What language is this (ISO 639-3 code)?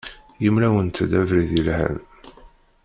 kab